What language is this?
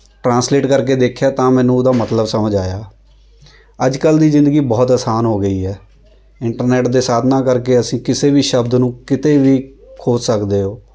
Punjabi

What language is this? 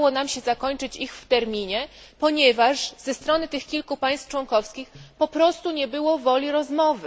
Polish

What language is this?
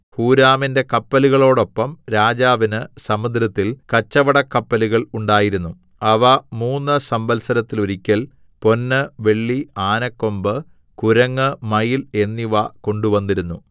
Malayalam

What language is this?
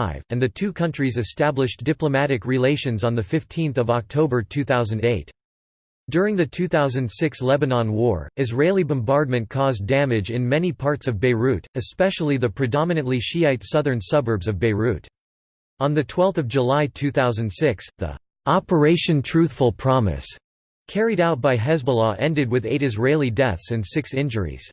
English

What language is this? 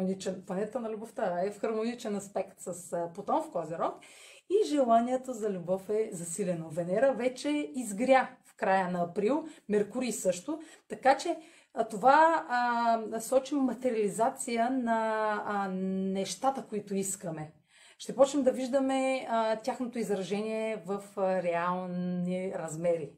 Bulgarian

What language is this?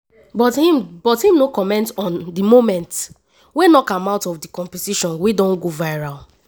Nigerian Pidgin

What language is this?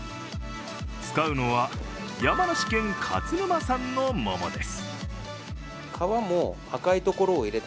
Japanese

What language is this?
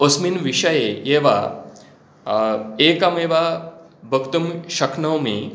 Sanskrit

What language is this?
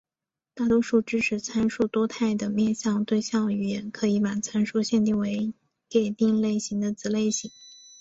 Chinese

